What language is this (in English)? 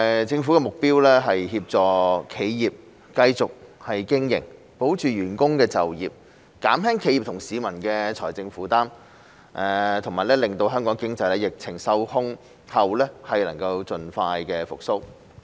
Cantonese